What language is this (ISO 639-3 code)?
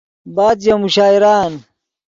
ydg